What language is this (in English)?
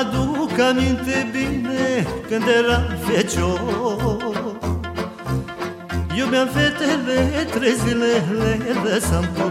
Romanian